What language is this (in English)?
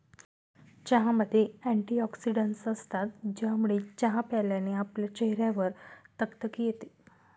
Marathi